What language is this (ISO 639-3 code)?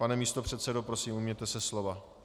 ces